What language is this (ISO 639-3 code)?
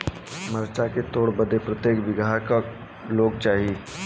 bho